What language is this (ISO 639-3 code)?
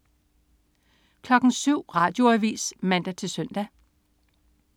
dan